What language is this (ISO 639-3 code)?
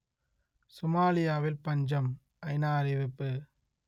tam